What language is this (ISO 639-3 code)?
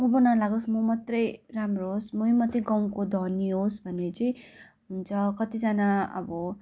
nep